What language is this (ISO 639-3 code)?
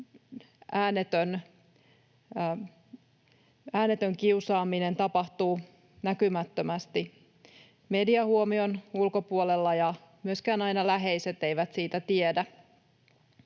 fin